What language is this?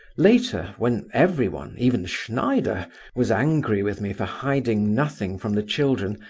English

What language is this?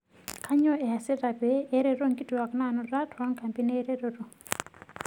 Masai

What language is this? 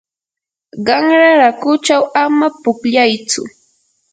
Yanahuanca Pasco Quechua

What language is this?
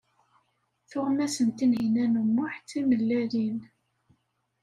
Kabyle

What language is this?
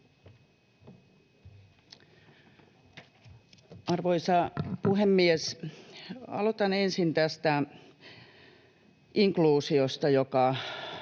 Finnish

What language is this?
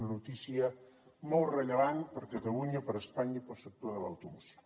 Catalan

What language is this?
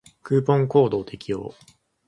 Japanese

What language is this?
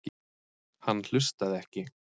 Icelandic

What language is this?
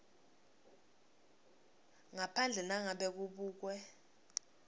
Swati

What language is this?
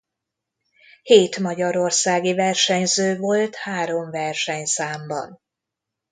Hungarian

